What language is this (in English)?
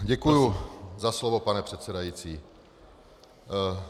Czech